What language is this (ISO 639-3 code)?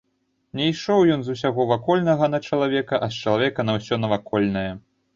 bel